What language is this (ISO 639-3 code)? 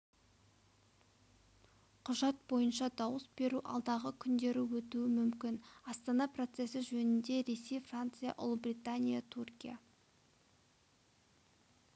kaz